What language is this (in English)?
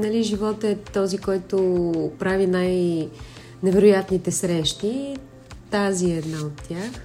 Bulgarian